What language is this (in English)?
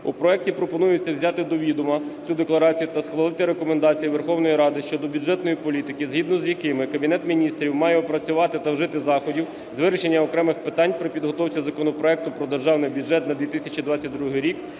Ukrainian